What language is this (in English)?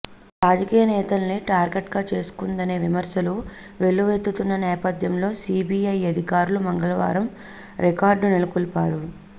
Telugu